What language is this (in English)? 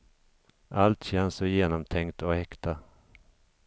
Swedish